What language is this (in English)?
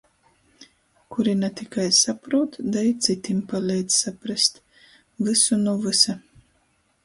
Latgalian